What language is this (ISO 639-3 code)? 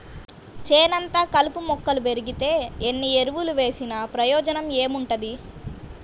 tel